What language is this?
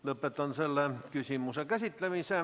Estonian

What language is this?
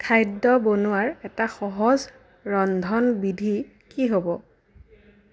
Assamese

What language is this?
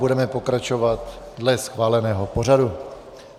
Czech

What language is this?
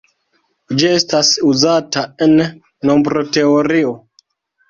Esperanto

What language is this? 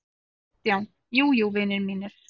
Icelandic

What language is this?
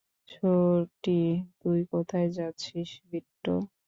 Bangla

